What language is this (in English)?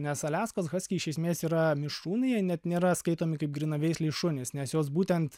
Lithuanian